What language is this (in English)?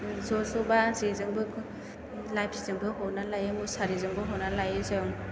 Bodo